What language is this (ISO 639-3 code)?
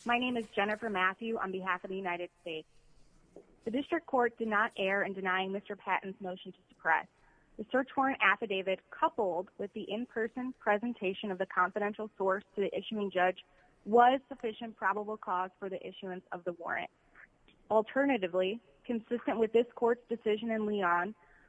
eng